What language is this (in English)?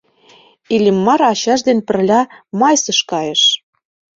Mari